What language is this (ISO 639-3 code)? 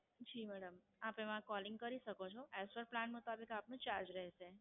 guj